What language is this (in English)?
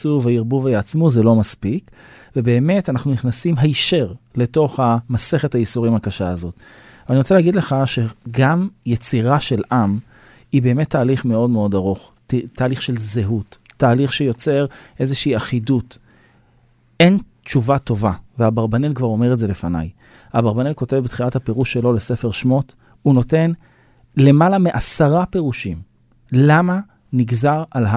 Hebrew